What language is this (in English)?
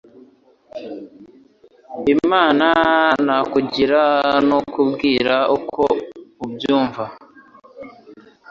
Kinyarwanda